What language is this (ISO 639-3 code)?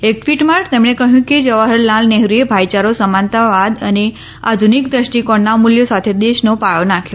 guj